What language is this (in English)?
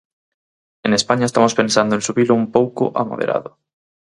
Galician